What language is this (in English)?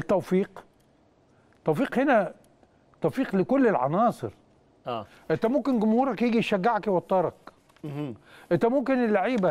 Arabic